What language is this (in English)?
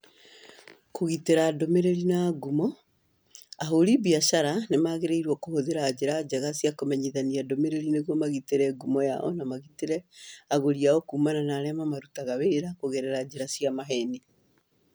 Kikuyu